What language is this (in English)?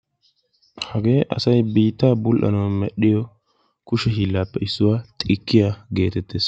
Wolaytta